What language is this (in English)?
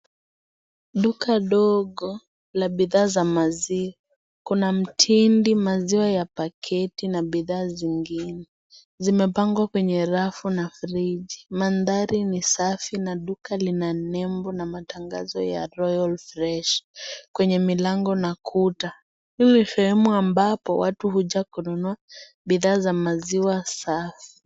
Swahili